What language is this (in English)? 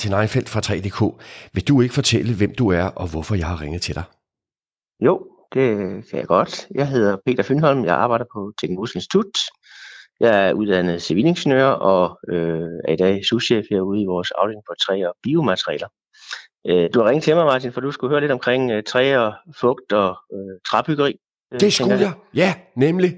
Danish